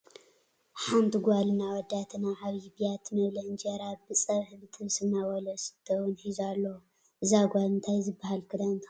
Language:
Tigrinya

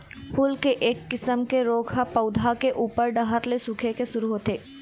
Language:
Chhattisgarhi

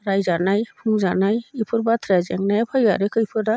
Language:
Bodo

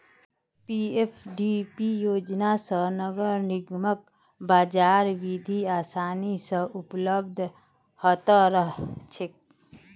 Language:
Magahi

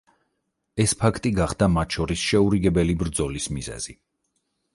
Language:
Georgian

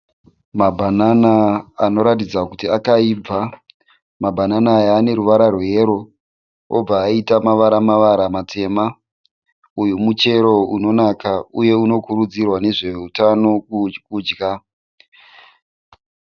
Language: Shona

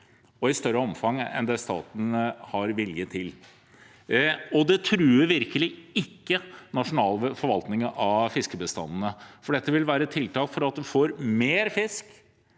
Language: Norwegian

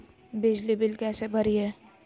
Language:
Magahi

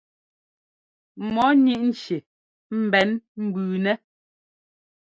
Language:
Ngomba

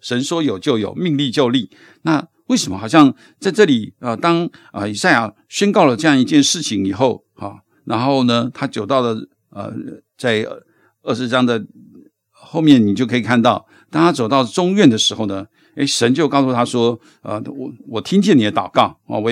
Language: Chinese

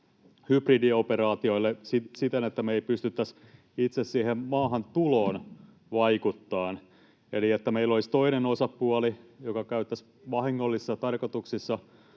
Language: Finnish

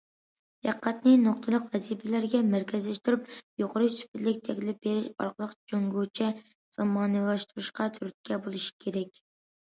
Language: Uyghur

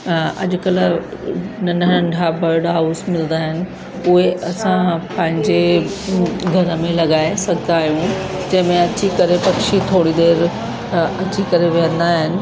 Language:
Sindhi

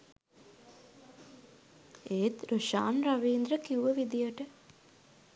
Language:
Sinhala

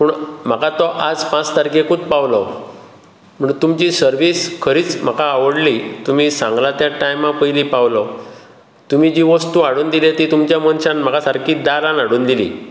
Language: Konkani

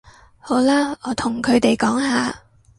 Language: Cantonese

